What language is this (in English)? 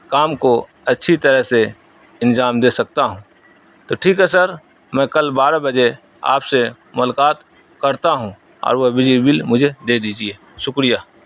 Urdu